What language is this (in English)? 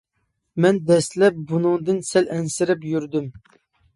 Uyghur